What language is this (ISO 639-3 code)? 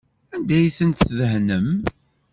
kab